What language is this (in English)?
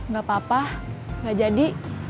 Indonesian